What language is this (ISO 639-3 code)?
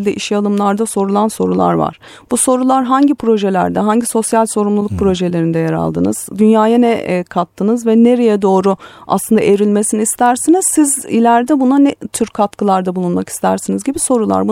tur